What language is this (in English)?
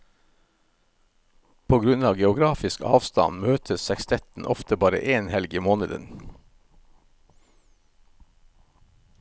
Norwegian